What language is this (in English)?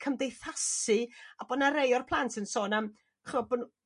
Welsh